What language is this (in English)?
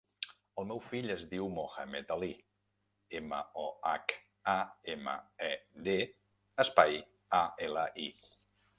Catalan